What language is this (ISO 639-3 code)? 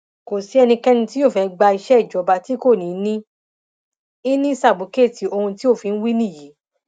yor